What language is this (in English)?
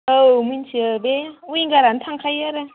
Bodo